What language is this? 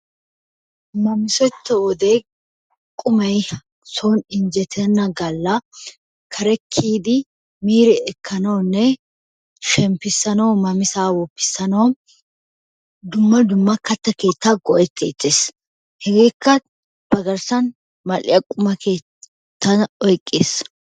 Wolaytta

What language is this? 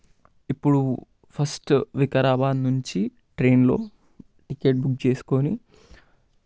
Telugu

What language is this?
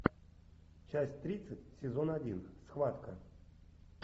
Russian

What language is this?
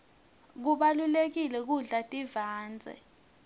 Swati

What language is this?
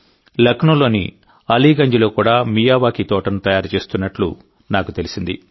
Telugu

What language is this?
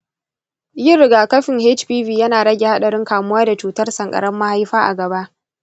Hausa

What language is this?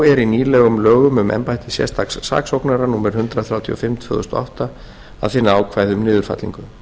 Icelandic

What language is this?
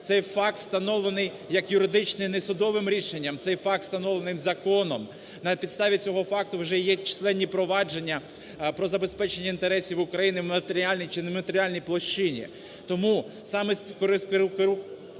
Ukrainian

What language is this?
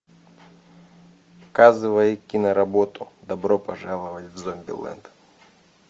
Russian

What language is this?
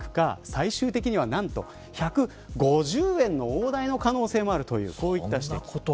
Japanese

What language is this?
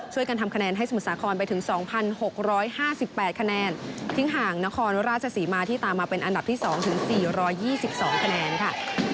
Thai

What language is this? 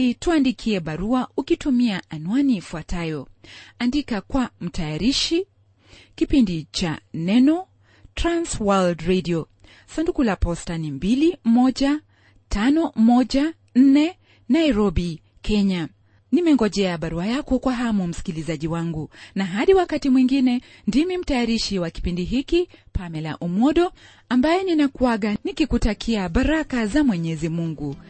Swahili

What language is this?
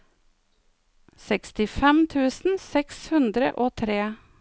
Norwegian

